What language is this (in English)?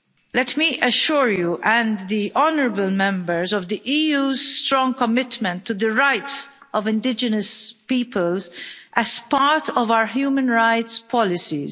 English